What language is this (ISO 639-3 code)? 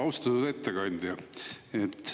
est